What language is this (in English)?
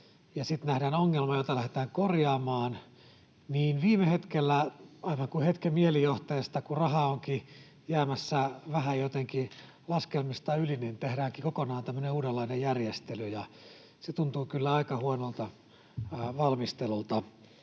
Finnish